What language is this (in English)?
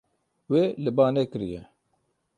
Kurdish